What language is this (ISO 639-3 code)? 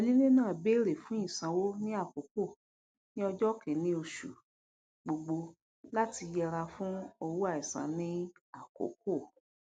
yor